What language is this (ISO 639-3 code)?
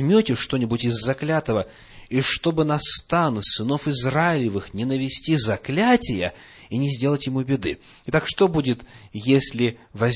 rus